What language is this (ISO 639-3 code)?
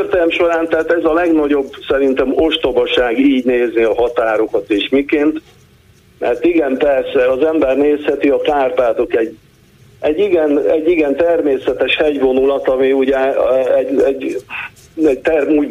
hun